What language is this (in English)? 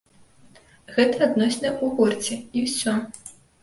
Belarusian